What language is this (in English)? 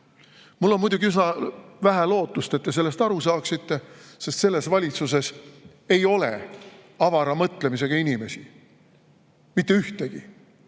Estonian